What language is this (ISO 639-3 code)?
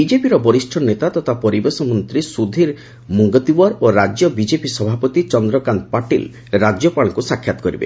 ori